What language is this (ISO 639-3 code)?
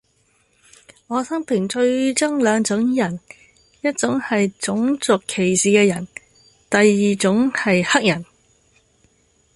yue